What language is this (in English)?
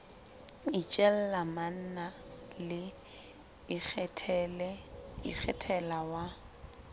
Southern Sotho